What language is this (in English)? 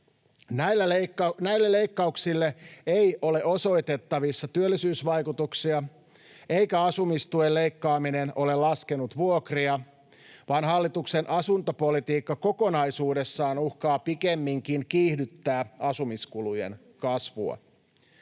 Finnish